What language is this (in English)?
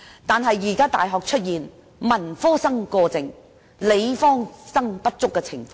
Cantonese